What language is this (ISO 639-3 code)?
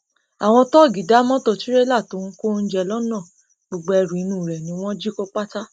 yor